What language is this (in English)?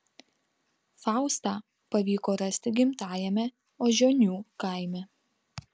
Lithuanian